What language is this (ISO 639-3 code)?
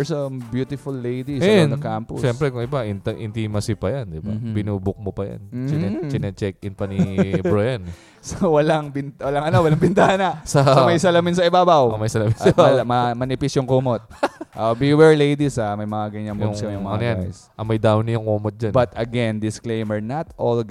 fil